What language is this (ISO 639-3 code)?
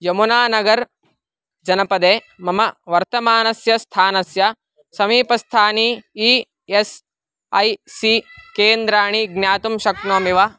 san